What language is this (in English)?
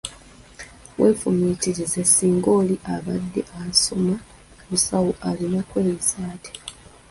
Ganda